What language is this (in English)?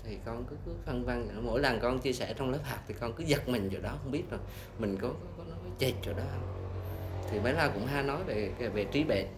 Vietnamese